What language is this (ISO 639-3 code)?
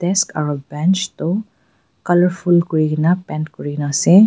nag